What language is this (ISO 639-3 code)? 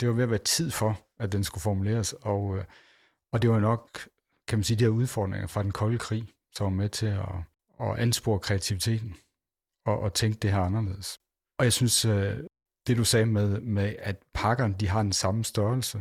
dan